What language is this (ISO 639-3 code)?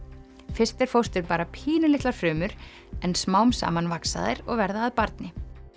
isl